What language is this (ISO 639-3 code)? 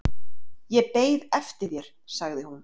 isl